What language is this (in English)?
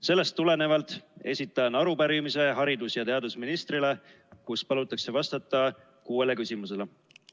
Estonian